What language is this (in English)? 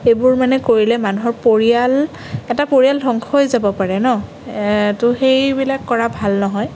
Assamese